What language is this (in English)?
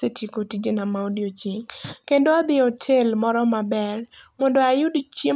Luo (Kenya and Tanzania)